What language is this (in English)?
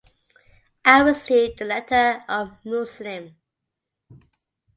English